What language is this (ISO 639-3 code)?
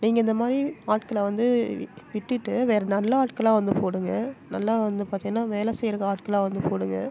tam